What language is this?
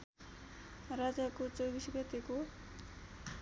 Nepali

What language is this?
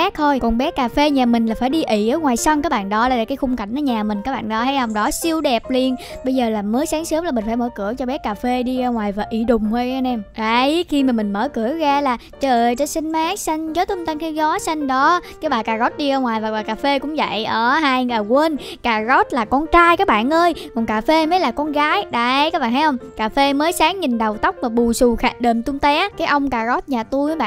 Vietnamese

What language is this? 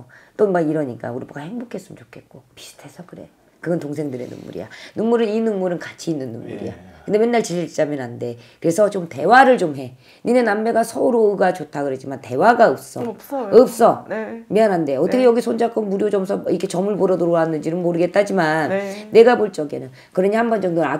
Korean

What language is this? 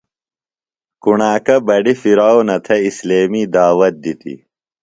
Phalura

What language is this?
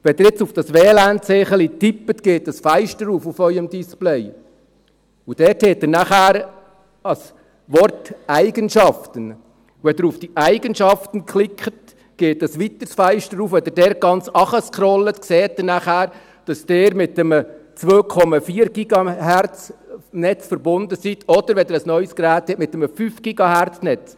Swiss German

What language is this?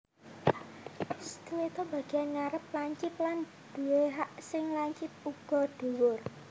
Javanese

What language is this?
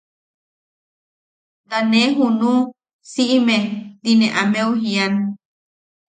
Yaqui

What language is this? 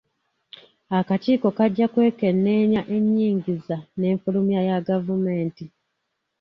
Ganda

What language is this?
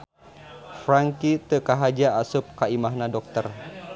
Sundanese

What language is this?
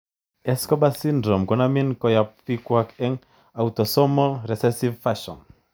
Kalenjin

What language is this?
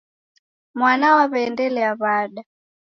Taita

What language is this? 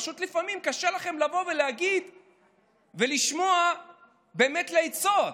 Hebrew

